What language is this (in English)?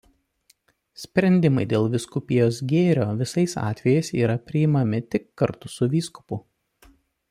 Lithuanian